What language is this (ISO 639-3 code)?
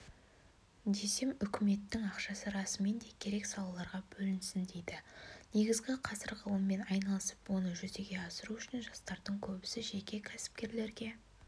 kaz